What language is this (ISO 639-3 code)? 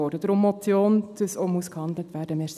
gsw